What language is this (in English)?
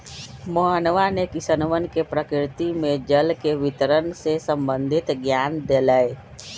Magahi